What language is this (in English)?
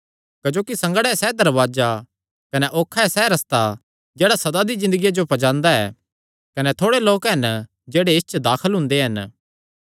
Kangri